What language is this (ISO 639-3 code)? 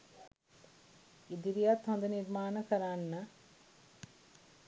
sin